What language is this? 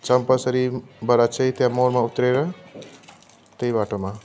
Nepali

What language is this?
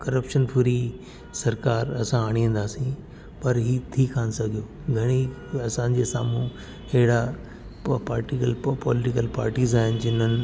Sindhi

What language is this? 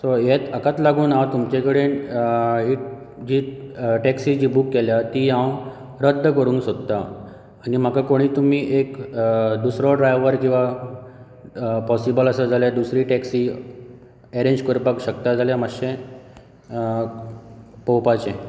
Konkani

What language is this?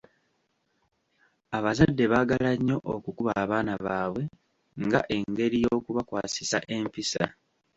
Ganda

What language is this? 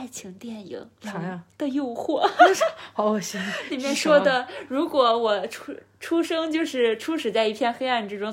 Chinese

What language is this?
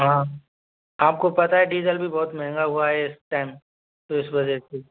Hindi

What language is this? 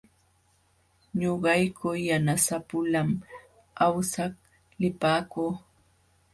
Jauja Wanca Quechua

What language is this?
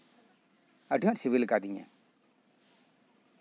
Santali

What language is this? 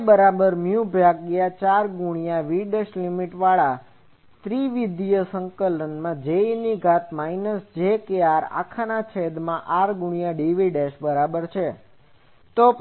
Gujarati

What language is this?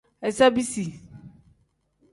Tem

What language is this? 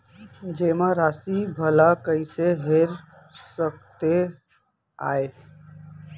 Chhattisgarhi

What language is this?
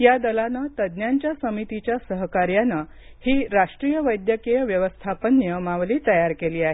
Marathi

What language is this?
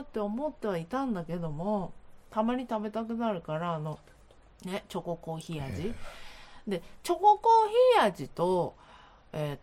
Japanese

